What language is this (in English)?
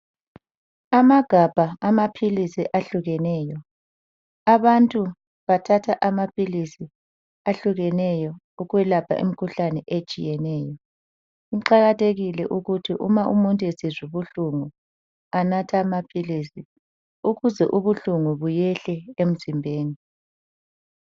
North Ndebele